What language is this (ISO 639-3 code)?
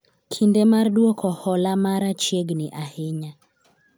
luo